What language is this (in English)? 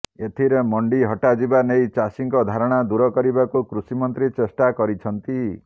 Odia